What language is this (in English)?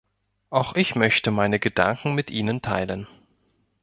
German